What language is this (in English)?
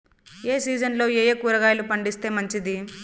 Telugu